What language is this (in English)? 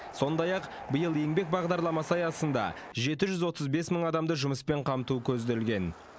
Kazakh